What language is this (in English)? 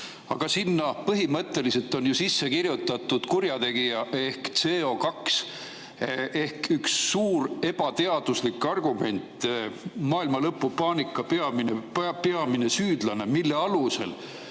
Estonian